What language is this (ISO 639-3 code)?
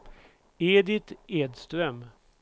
swe